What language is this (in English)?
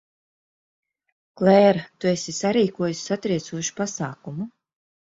Latvian